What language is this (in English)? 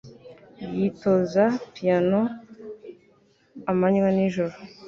Kinyarwanda